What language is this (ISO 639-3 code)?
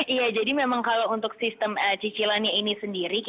ind